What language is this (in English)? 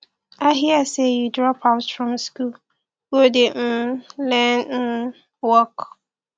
Nigerian Pidgin